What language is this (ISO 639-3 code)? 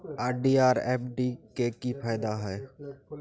mai